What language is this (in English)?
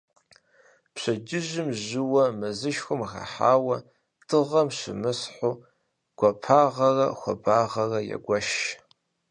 Kabardian